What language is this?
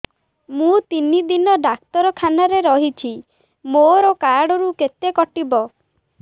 Odia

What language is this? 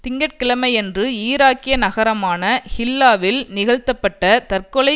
Tamil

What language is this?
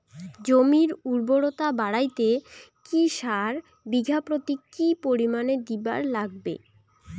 Bangla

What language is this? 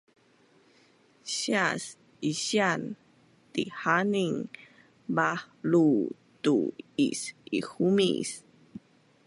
Bunun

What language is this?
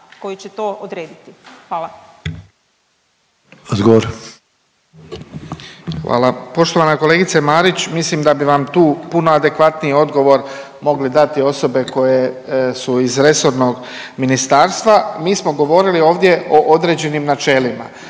Croatian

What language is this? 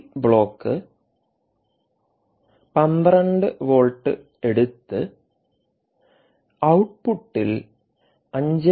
Malayalam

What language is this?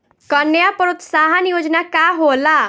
Bhojpuri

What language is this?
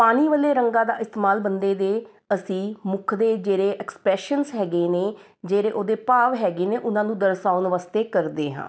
Punjabi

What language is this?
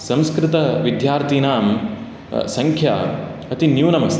Sanskrit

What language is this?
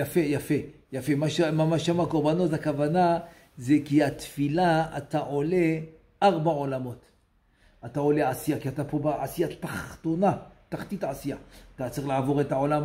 Hebrew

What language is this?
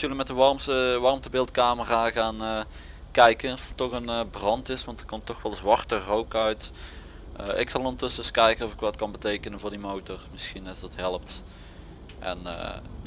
Dutch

